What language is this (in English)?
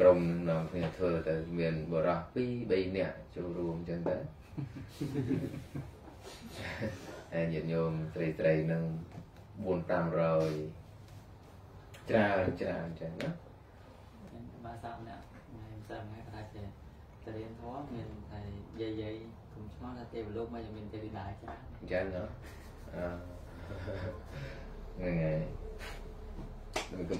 Vietnamese